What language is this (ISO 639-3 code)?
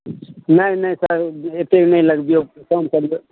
mai